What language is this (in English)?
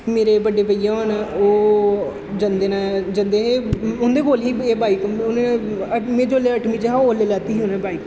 Dogri